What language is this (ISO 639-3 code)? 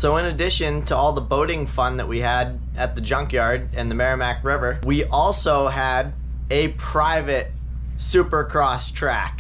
eng